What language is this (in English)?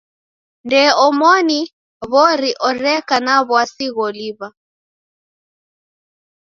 Taita